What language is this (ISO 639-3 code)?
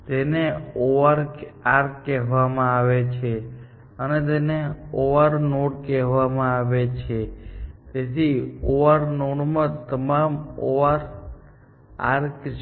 guj